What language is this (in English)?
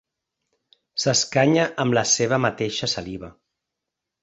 Catalan